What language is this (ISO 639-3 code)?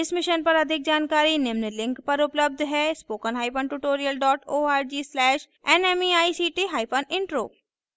hin